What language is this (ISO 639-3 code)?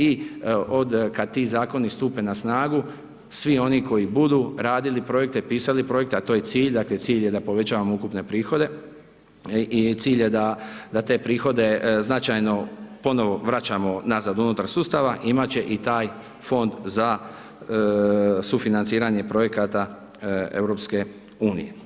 hrv